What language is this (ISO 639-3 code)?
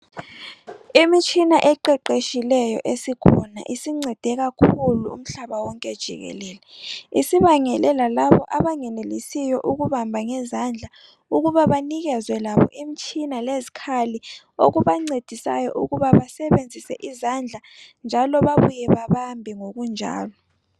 nde